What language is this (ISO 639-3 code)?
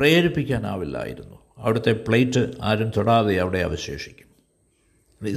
mal